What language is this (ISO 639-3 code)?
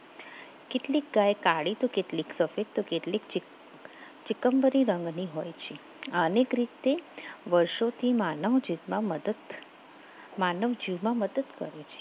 guj